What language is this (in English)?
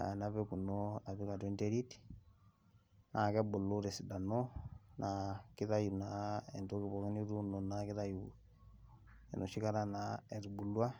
Masai